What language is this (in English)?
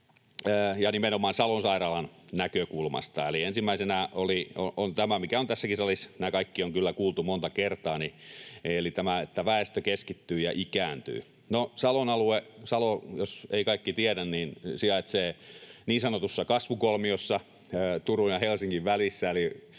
Finnish